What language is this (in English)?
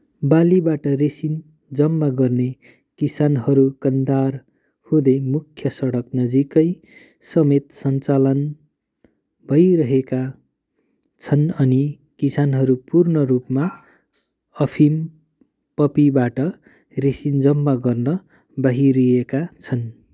Nepali